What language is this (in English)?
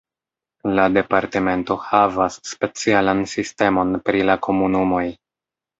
Esperanto